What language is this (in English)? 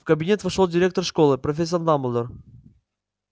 Russian